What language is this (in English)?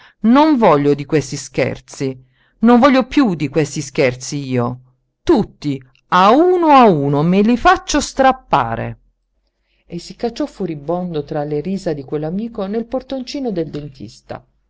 Italian